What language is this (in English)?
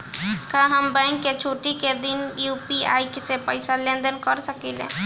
Bhojpuri